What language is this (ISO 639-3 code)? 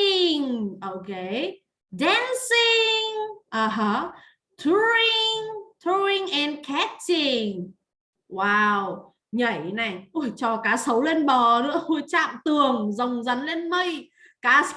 vie